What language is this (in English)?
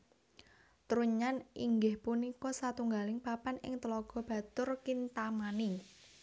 Javanese